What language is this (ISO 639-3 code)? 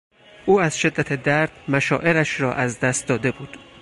fas